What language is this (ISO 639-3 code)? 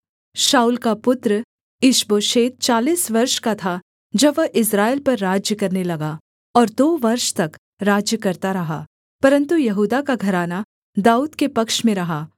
hin